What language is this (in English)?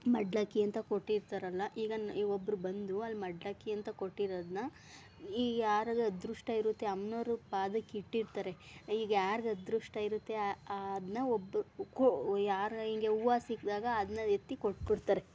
Kannada